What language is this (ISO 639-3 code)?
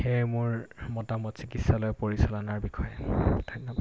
asm